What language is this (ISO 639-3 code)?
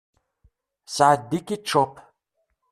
kab